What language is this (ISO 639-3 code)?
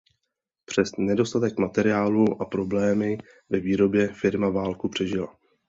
ces